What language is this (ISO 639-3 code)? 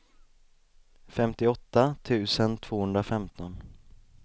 swe